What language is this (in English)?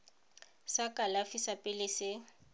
Tswana